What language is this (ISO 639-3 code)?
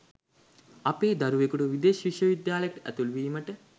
sin